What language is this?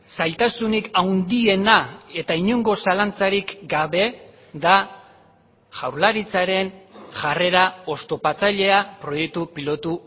Basque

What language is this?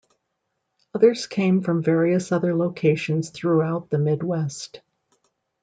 English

